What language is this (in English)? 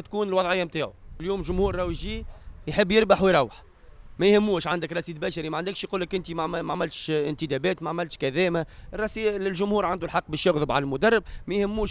Arabic